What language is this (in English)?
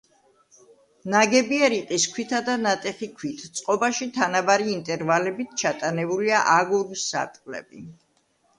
Georgian